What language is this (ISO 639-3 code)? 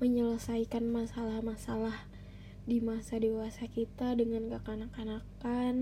ind